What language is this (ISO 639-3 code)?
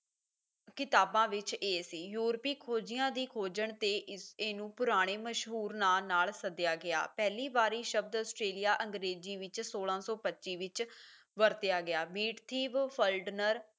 pan